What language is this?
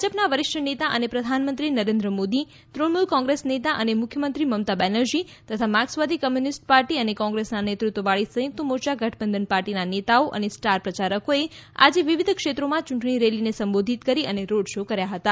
Gujarati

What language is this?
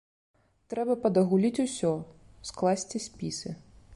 Belarusian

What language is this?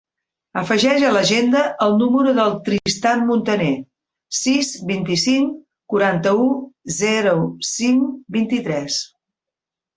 Catalan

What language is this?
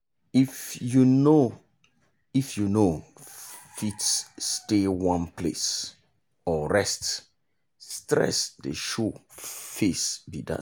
Nigerian Pidgin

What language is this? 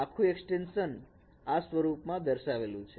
Gujarati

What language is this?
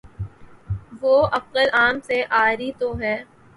Urdu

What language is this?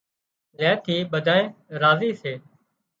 Wadiyara Koli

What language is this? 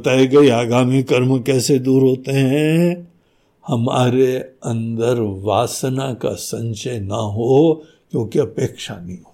Hindi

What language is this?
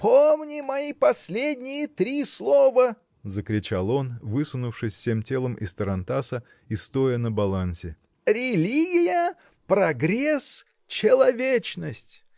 Russian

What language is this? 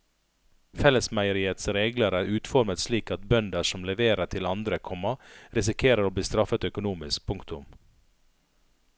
Norwegian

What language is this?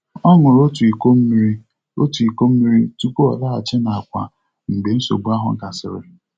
Igbo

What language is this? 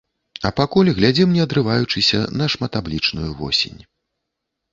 Belarusian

